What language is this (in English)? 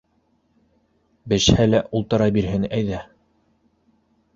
Bashkir